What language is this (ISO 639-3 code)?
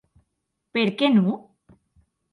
oci